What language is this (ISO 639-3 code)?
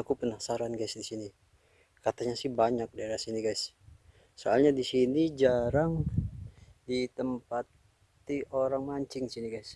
ind